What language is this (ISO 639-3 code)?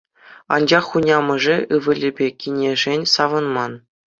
chv